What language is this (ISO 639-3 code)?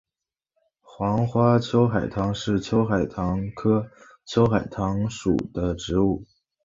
zho